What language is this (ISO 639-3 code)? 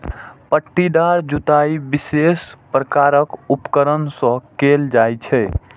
mai